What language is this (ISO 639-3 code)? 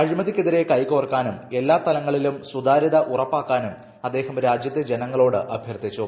mal